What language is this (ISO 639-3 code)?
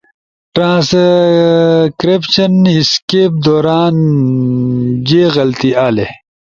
ush